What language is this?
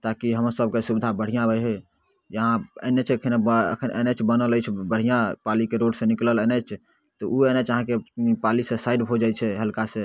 Maithili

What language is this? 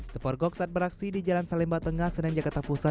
Indonesian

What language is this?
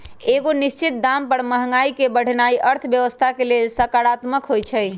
Magahi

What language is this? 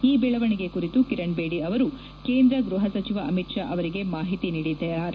Kannada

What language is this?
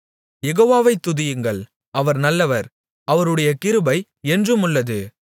Tamil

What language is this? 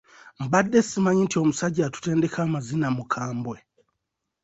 Ganda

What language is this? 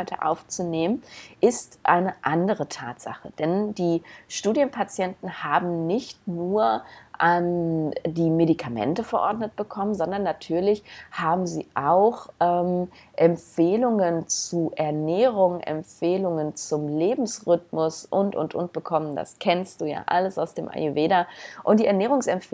German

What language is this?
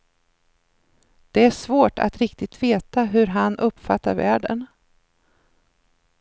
Swedish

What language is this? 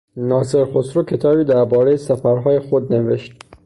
Persian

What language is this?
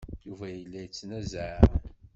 Kabyle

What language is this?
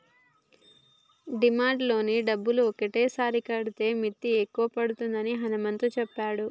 Telugu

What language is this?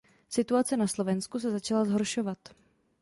Czech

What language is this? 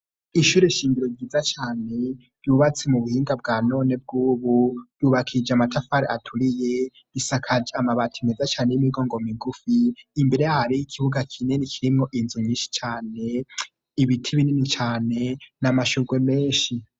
Rundi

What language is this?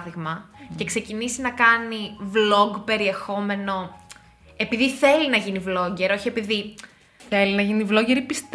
Greek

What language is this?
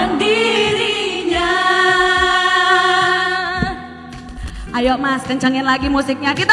Indonesian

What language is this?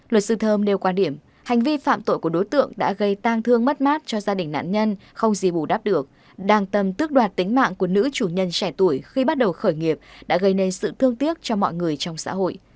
Vietnamese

